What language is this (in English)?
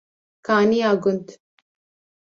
Kurdish